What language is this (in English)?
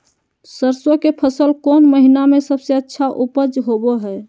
Magahi